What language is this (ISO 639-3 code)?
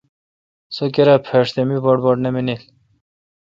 xka